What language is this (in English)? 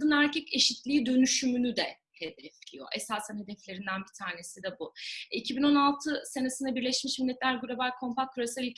Turkish